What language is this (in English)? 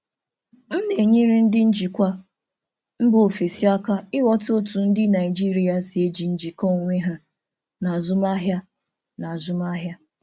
Igbo